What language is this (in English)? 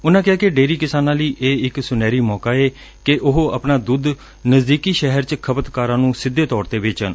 Punjabi